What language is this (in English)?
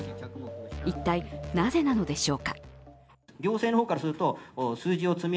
Japanese